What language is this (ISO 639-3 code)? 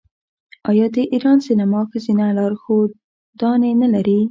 pus